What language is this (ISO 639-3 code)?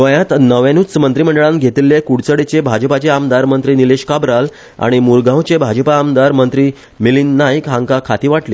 kok